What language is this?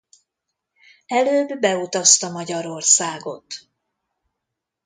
Hungarian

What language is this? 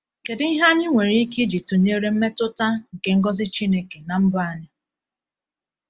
Igbo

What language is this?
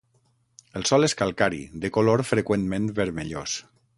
Catalan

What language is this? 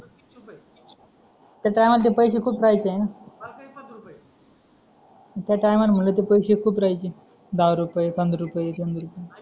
Marathi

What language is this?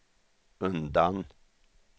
Swedish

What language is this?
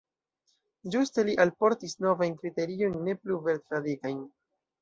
Esperanto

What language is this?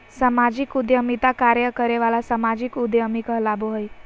Magahi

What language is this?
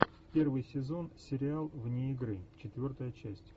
Russian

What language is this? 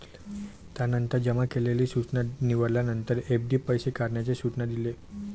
Marathi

